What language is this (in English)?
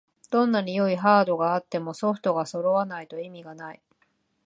Japanese